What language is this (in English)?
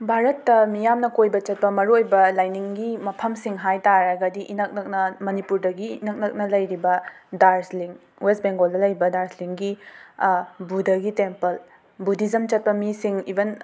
Manipuri